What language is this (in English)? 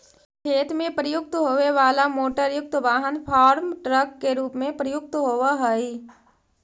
Magahi